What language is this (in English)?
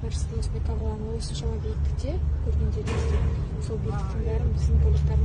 Russian